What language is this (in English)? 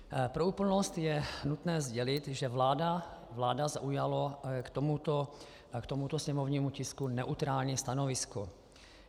Czech